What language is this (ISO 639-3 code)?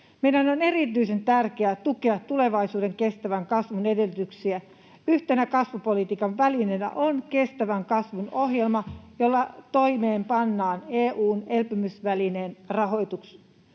fin